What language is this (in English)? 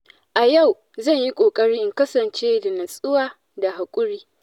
Hausa